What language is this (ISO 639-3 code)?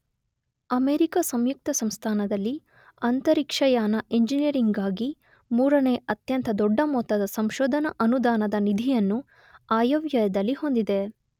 kan